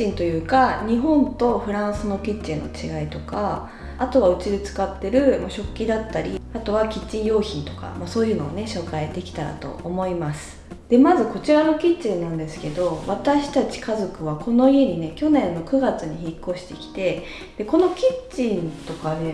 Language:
Japanese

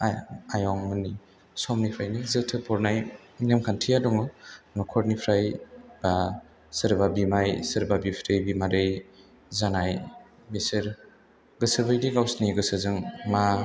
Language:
Bodo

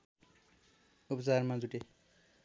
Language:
Nepali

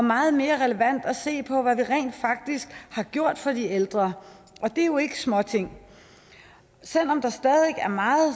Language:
Danish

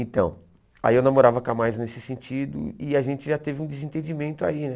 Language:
Portuguese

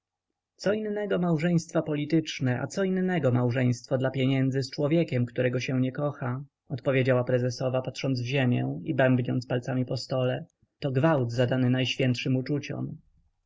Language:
Polish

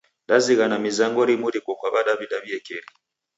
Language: Taita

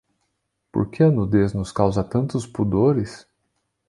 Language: Portuguese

